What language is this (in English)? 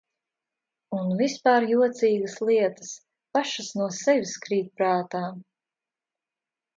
Latvian